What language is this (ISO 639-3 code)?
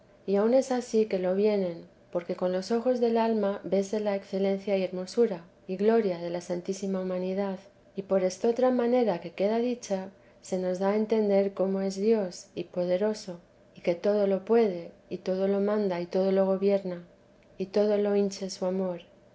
spa